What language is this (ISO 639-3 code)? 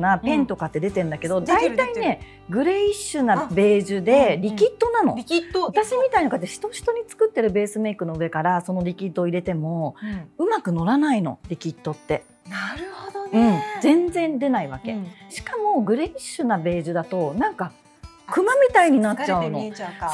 jpn